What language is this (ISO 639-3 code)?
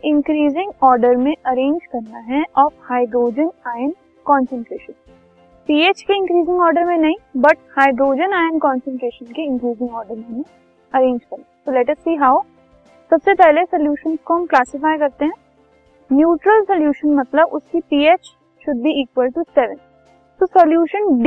hin